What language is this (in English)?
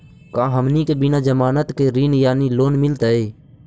Magahi